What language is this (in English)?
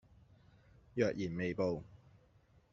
Cantonese